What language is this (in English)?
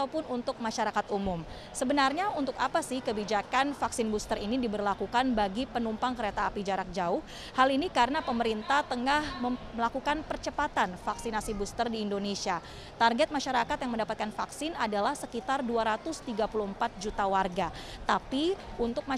Indonesian